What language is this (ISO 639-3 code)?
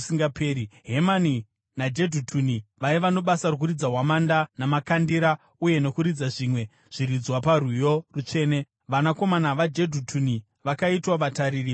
sna